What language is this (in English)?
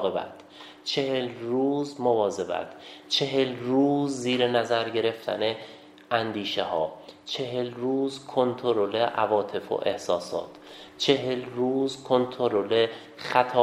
Persian